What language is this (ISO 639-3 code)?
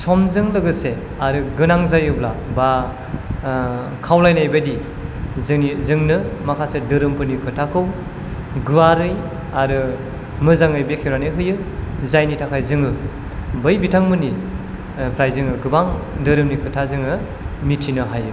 brx